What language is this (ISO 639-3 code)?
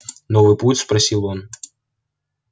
rus